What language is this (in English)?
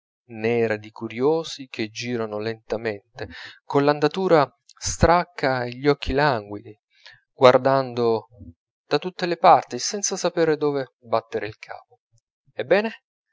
Italian